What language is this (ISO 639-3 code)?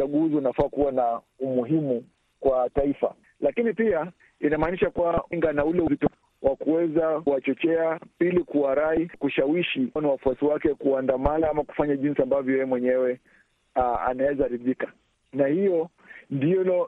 swa